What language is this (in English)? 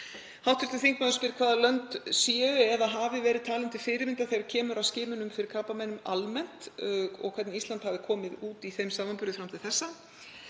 Icelandic